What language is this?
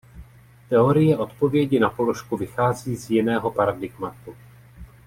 Czech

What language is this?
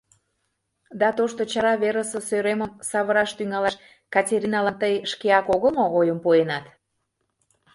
Mari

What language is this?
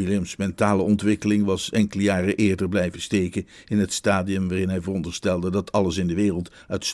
Dutch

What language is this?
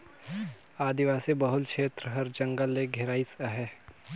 Chhattisgarhi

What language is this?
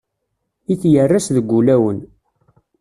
Kabyle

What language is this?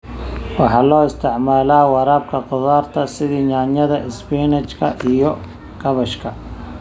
Somali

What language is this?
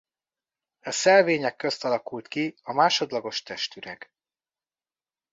Hungarian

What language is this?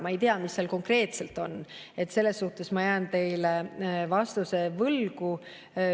Estonian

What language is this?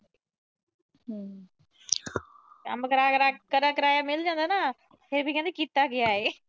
Punjabi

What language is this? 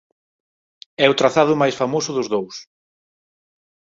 Galician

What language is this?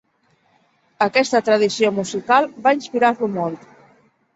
Catalan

